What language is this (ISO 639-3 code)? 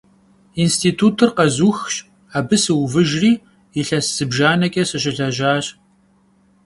kbd